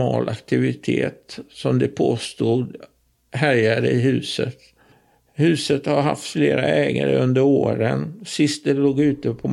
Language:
Swedish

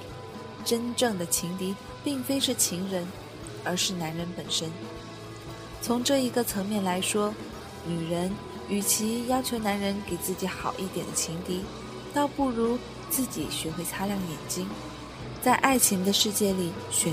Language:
Chinese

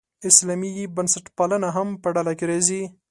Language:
Pashto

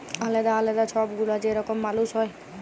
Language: Bangla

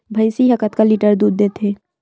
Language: Chhattisgarhi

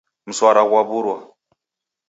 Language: Taita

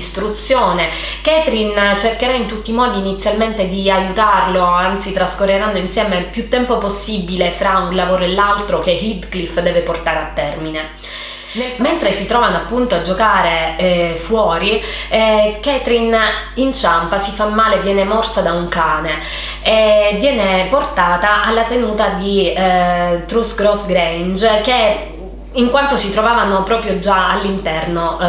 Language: Italian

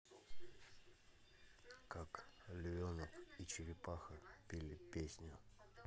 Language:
Russian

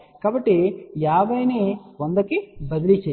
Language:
Telugu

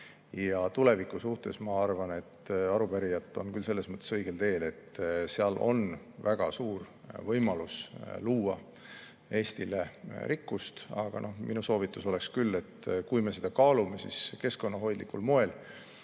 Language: Estonian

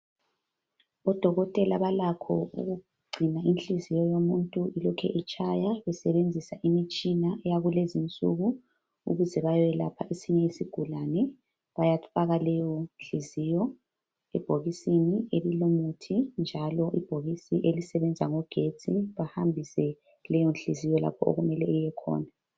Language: North Ndebele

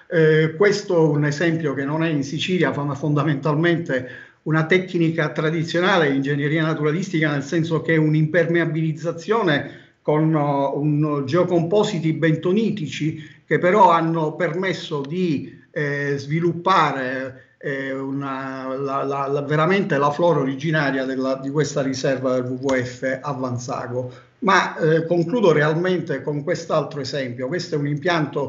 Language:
Italian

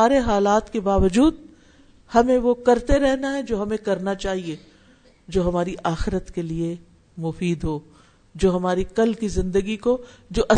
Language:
Urdu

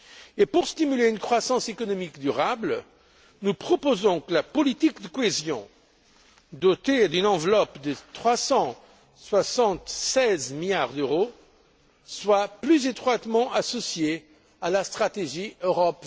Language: French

